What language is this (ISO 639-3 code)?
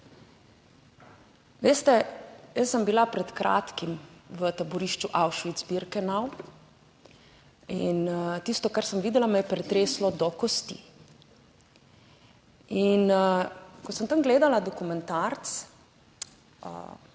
slv